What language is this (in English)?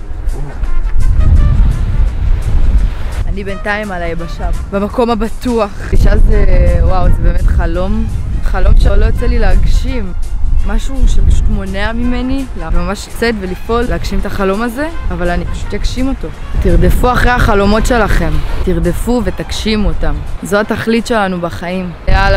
Hebrew